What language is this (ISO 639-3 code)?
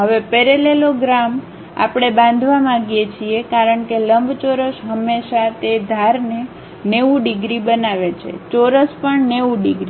guj